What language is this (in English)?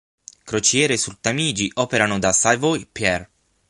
Italian